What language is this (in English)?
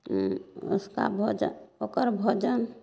Maithili